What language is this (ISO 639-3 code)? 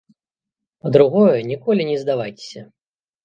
bel